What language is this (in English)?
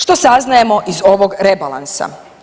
Croatian